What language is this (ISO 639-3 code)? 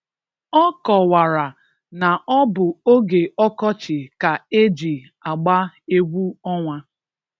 ibo